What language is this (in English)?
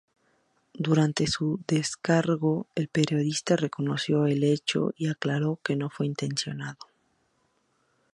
Spanish